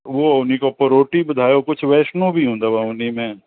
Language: Sindhi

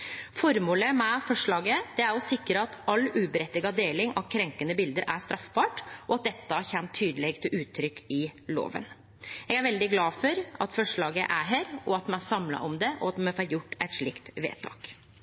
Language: Norwegian Nynorsk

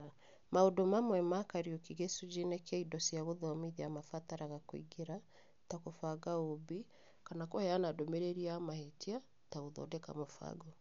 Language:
Kikuyu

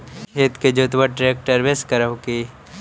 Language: Magahi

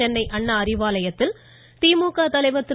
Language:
Tamil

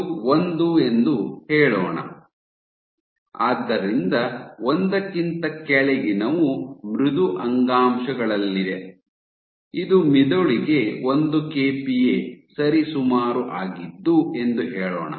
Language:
Kannada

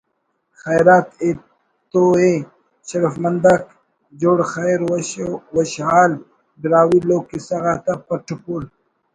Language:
Brahui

